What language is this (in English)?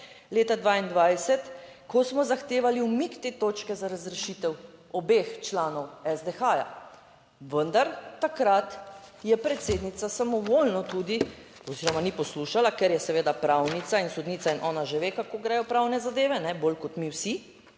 Slovenian